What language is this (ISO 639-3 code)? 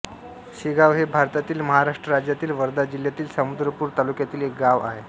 mar